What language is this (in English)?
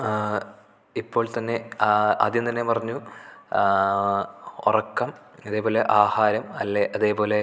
Malayalam